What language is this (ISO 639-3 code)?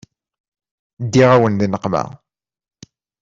kab